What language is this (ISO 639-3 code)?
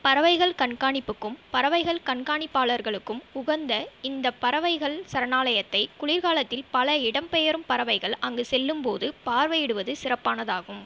tam